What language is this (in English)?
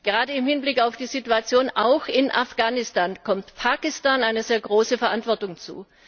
German